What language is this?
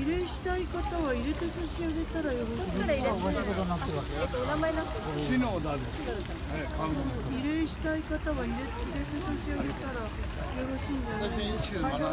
Japanese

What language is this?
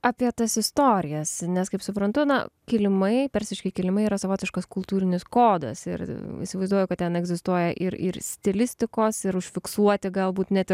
Lithuanian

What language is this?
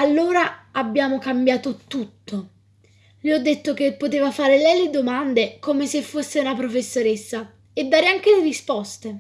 Italian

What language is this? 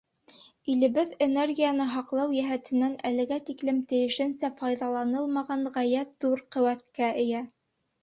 Bashkir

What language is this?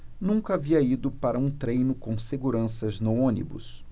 Portuguese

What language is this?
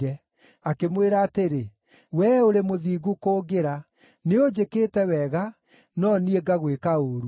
Kikuyu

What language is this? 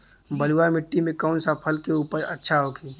Bhojpuri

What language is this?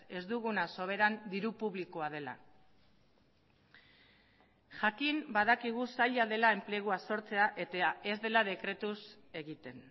Basque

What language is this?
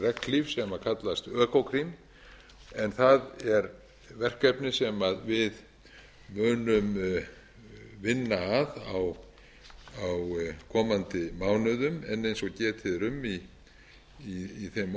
Icelandic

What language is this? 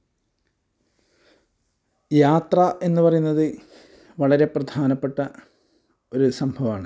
Malayalam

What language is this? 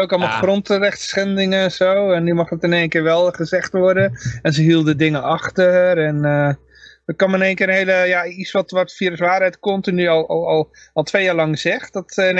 Dutch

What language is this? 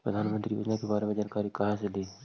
Magahi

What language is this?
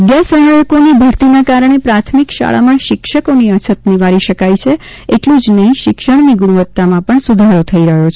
Gujarati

